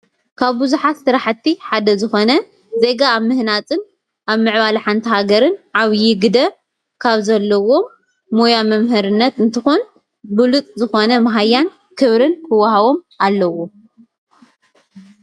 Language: Tigrinya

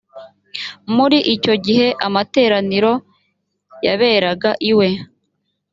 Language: Kinyarwanda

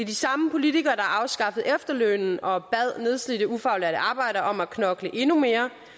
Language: Danish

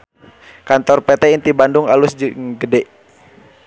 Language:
Sundanese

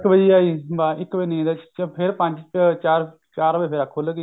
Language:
Punjabi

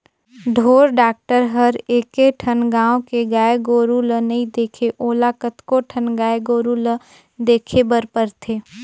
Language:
Chhattisgarhi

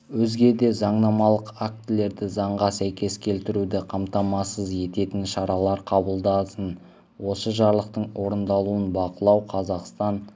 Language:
Kazakh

